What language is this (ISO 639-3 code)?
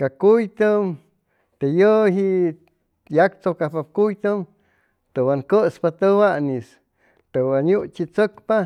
zoh